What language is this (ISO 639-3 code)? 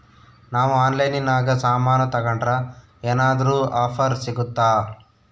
kan